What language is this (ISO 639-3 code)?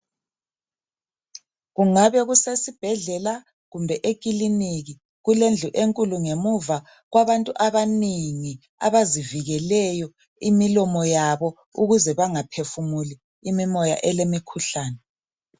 nde